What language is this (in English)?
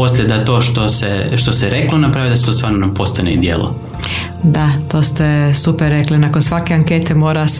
Croatian